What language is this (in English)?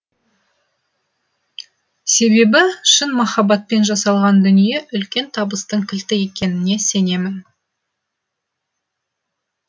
Kazakh